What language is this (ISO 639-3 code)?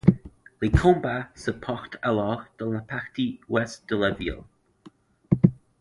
fra